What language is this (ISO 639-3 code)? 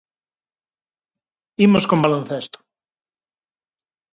glg